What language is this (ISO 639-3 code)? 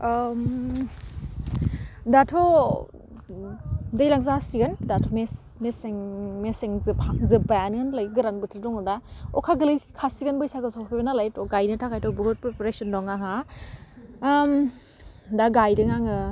brx